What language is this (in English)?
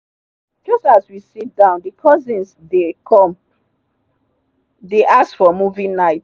Nigerian Pidgin